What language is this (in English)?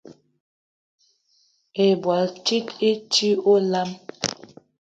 Eton (Cameroon)